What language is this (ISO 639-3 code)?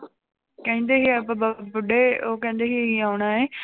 pan